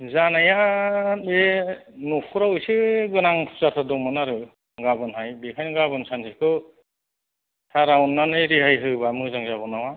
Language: Bodo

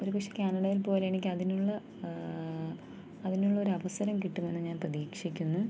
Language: Malayalam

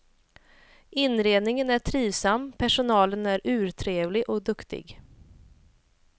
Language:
Swedish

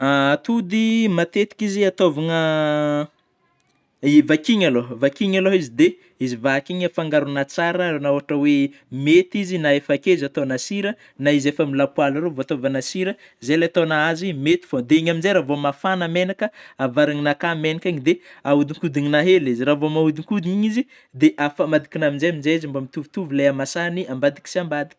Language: Northern Betsimisaraka Malagasy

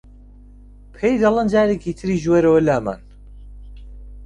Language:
Central Kurdish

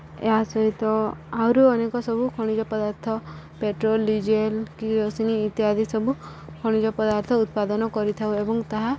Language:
Odia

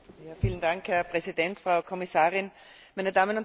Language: German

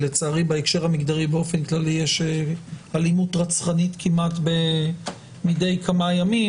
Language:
Hebrew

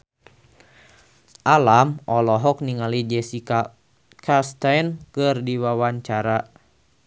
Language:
Sundanese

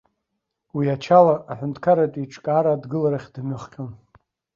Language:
Abkhazian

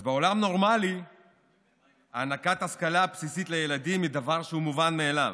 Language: Hebrew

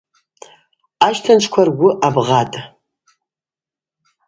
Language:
Abaza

